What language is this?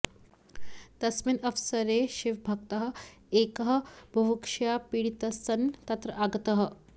Sanskrit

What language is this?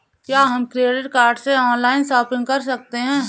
Hindi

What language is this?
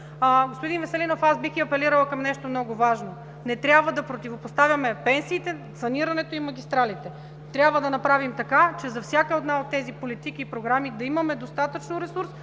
Bulgarian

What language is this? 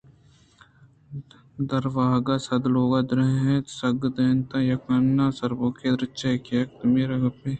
Eastern Balochi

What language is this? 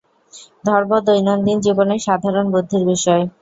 Bangla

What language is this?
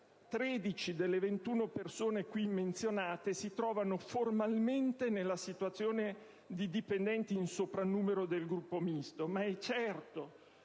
Italian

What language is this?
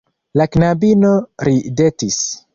Esperanto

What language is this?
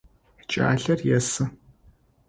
Adyghe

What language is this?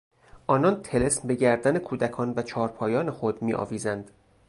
Persian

